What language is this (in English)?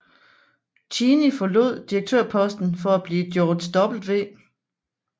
Danish